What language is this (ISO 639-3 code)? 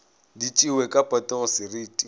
nso